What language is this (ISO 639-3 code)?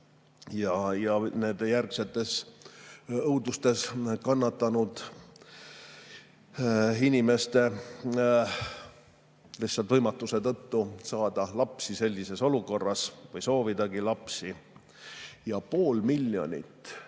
est